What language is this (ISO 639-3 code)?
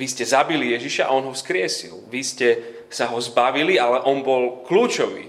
slk